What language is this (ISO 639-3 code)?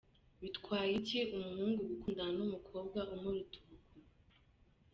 kin